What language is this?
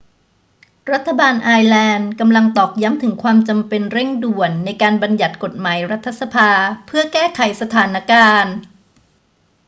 Thai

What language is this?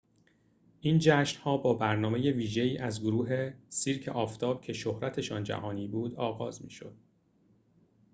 Persian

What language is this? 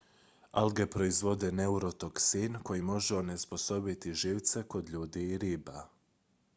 Croatian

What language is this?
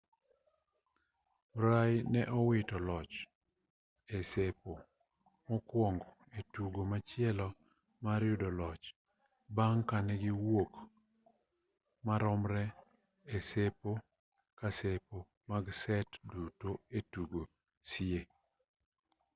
Luo (Kenya and Tanzania)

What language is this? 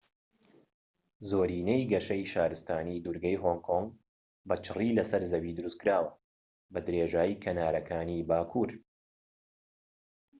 Central Kurdish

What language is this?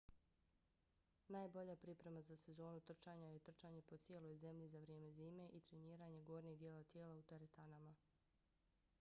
Bosnian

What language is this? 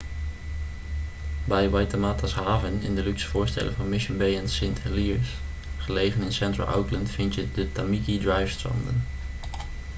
Dutch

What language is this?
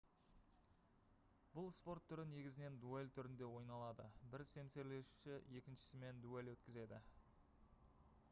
Kazakh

